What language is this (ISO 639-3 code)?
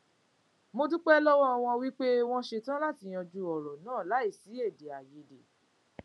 yor